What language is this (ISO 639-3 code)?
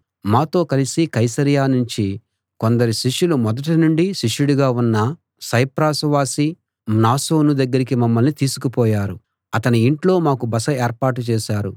tel